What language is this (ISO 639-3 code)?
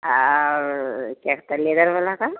hin